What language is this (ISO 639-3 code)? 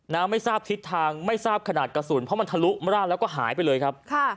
tha